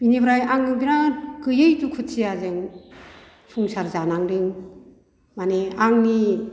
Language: Bodo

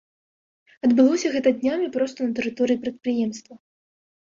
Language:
Belarusian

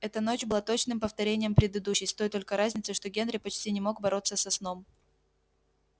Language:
Russian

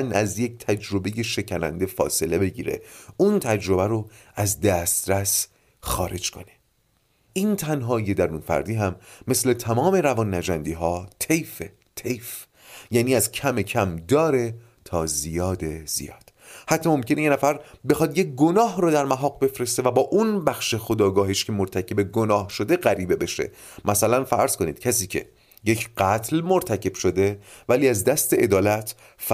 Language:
Persian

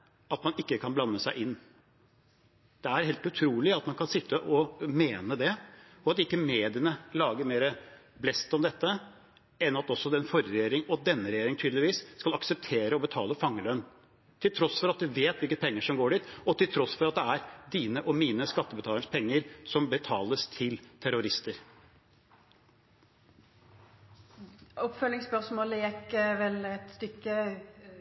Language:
Norwegian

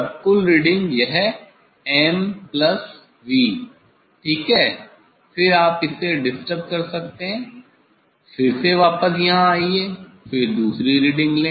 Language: Hindi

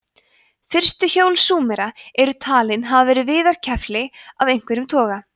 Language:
Icelandic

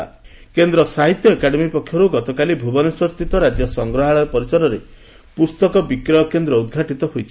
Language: Odia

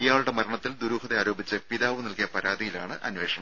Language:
Malayalam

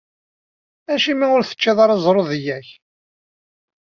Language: Kabyle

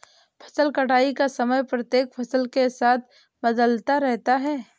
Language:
Hindi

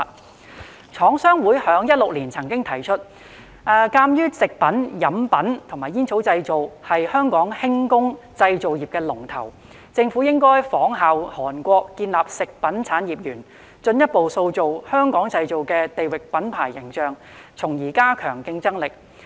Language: Cantonese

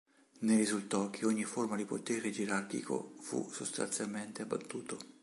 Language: Italian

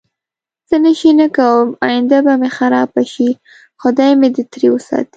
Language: Pashto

